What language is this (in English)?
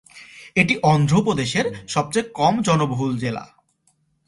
Bangla